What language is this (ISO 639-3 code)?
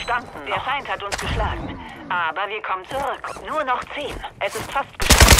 deu